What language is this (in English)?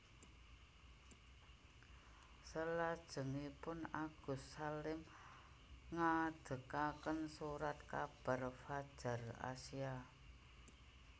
Javanese